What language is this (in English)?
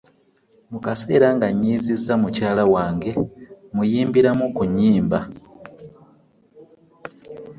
Ganda